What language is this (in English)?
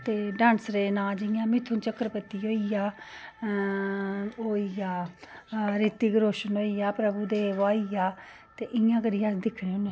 Dogri